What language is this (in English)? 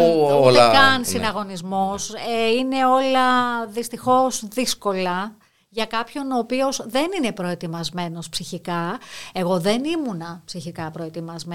Greek